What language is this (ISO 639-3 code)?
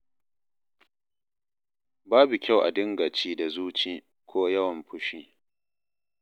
hau